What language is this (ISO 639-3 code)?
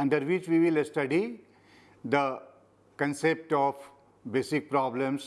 eng